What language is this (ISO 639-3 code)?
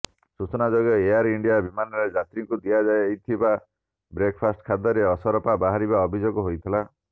ori